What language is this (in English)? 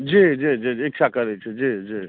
Maithili